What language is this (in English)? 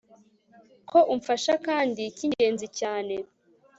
Kinyarwanda